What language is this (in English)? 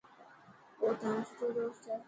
Dhatki